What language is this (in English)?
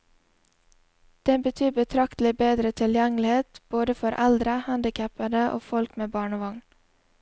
Norwegian